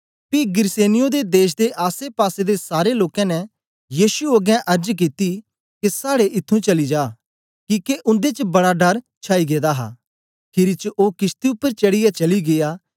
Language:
Dogri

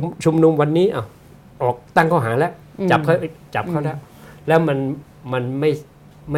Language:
Thai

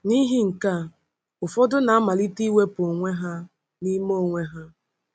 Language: Igbo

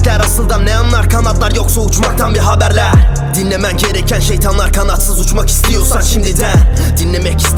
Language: Turkish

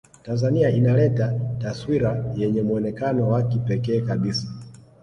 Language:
Swahili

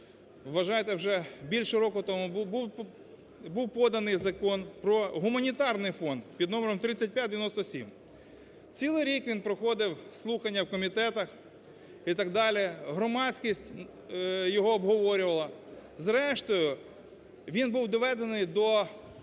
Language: Ukrainian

